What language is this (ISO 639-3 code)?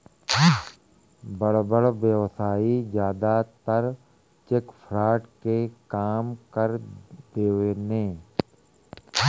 bho